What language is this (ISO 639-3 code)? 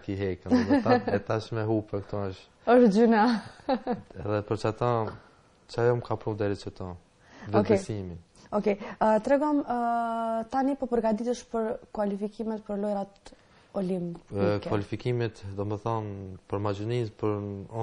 ron